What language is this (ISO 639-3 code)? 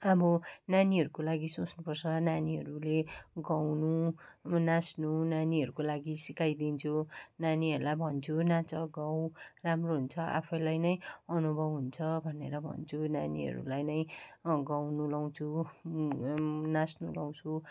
nep